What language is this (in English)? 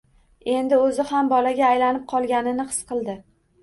Uzbek